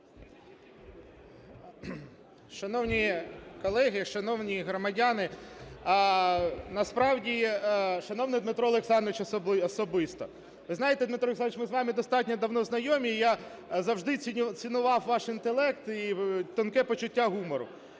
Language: Ukrainian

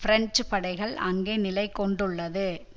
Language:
Tamil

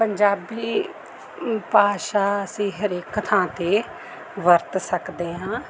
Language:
Punjabi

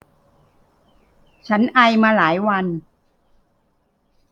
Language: Thai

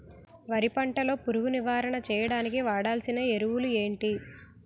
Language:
Telugu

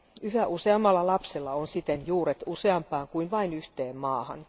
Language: Finnish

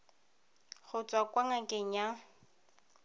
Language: Tswana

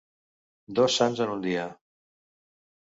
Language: Catalan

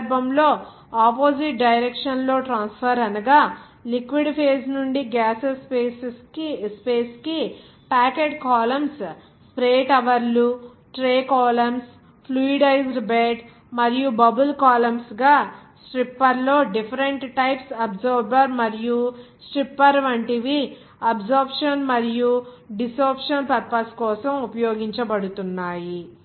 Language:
Telugu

